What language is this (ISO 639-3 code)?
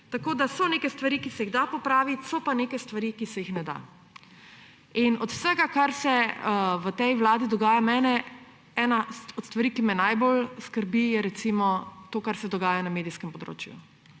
slv